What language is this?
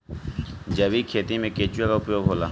Bhojpuri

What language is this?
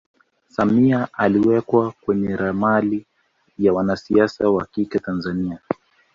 Swahili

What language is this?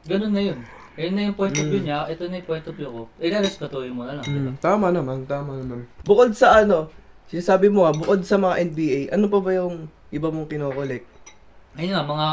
Filipino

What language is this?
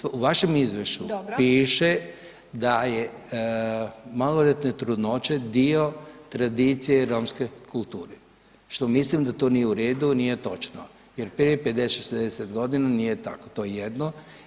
Croatian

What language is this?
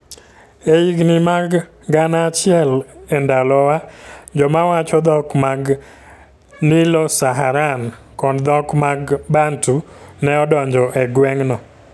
Luo (Kenya and Tanzania)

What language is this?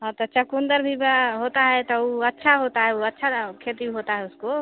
Hindi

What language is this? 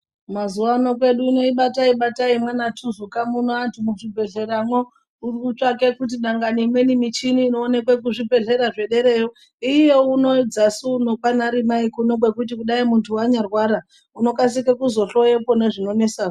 Ndau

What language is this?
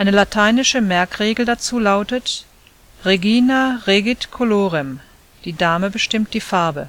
German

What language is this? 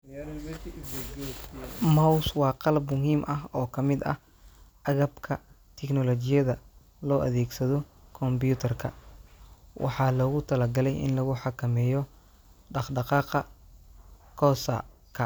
Somali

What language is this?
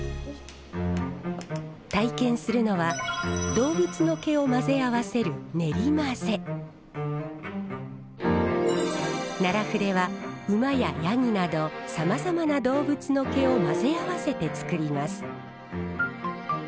Japanese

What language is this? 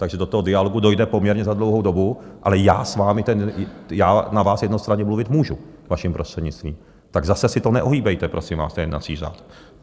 Czech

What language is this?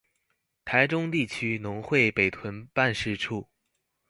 Chinese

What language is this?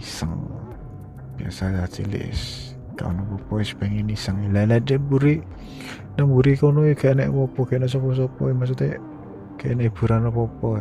Indonesian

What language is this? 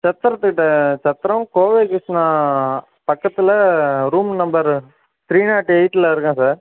Tamil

